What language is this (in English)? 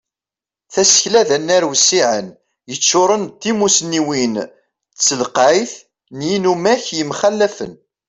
Kabyle